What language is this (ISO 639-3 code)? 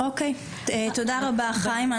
heb